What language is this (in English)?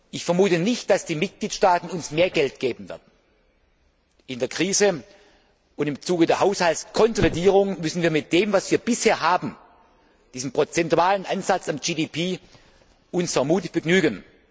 German